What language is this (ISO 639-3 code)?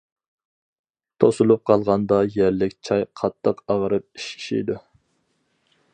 uig